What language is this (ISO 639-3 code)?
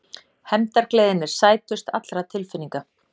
isl